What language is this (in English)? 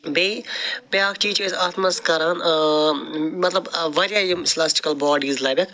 Kashmiri